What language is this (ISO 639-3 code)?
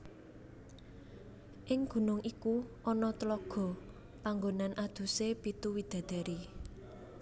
jav